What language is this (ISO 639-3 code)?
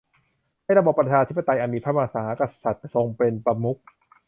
tha